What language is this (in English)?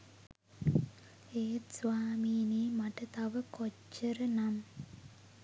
Sinhala